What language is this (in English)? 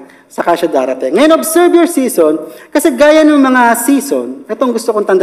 Filipino